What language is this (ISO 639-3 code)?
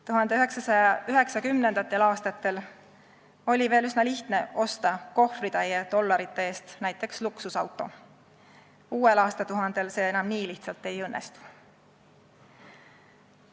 est